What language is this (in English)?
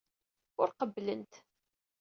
Kabyle